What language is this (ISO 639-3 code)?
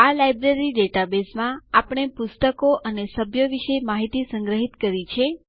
guj